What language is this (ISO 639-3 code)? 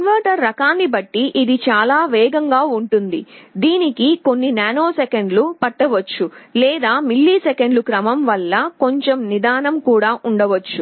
tel